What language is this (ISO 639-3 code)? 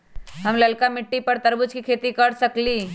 mag